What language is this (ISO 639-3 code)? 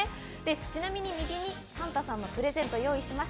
jpn